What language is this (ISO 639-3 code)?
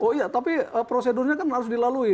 ind